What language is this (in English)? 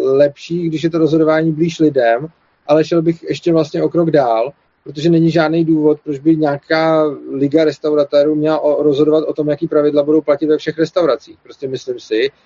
Czech